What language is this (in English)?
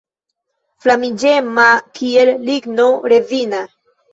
Esperanto